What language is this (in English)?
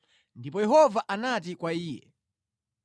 Nyanja